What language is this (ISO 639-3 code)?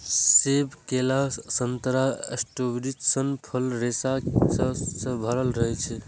mai